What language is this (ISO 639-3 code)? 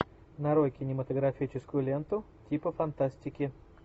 rus